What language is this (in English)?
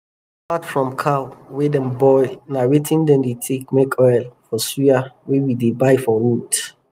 Nigerian Pidgin